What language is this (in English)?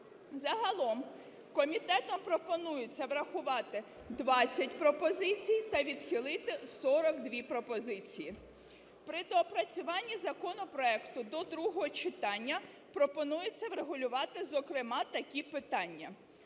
Ukrainian